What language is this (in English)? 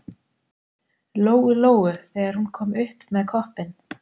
Icelandic